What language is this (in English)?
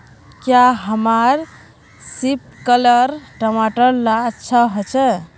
Magahi